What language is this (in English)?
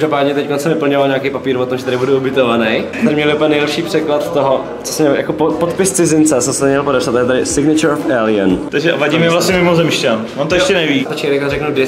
Czech